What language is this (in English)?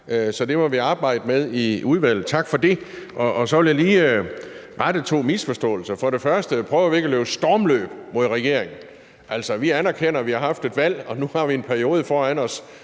Danish